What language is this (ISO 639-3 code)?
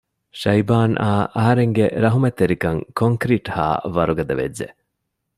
div